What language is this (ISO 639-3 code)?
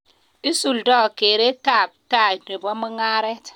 kln